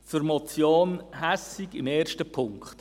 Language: Swiss German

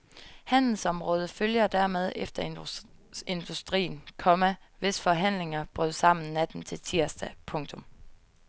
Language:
Danish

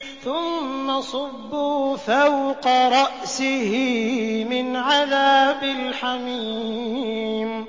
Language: Arabic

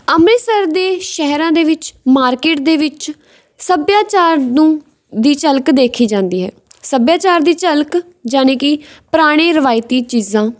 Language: Punjabi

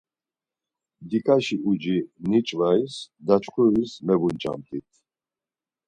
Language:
Laz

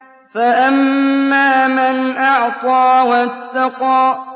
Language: Arabic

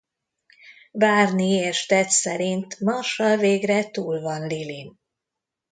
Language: Hungarian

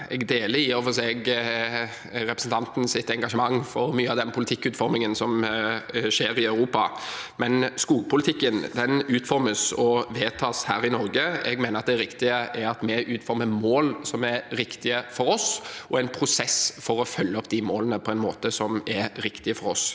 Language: Norwegian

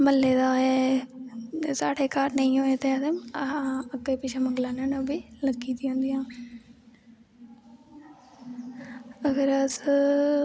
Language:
Dogri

